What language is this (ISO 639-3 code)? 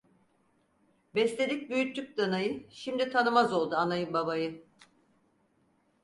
tur